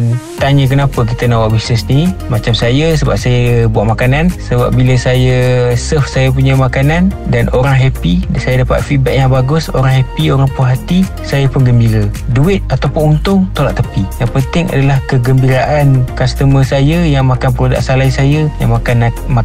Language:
Malay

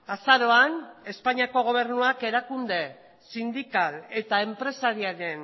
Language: Basque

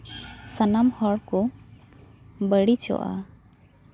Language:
Santali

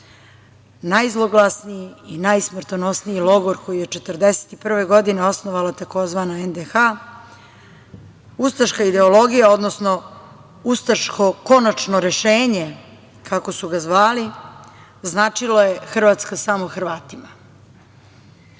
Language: Serbian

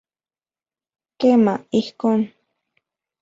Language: Central Puebla Nahuatl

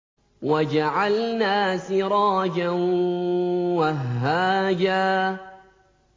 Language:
Arabic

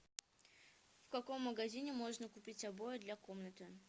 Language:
Russian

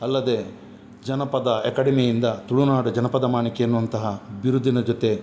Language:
Kannada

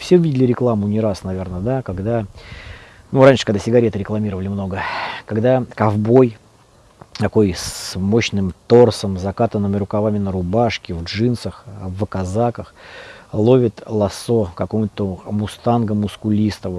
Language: Russian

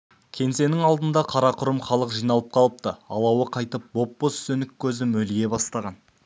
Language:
Kazakh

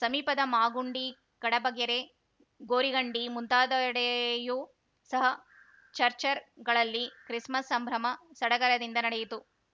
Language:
Kannada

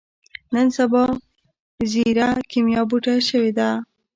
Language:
Pashto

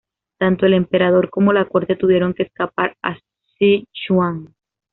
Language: Spanish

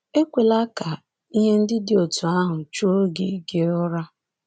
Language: Igbo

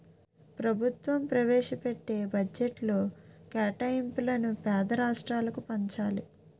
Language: Telugu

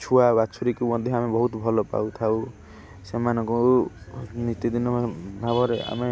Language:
Odia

